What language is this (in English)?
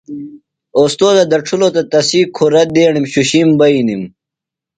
Phalura